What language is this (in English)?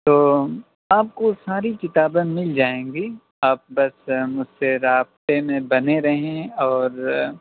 Urdu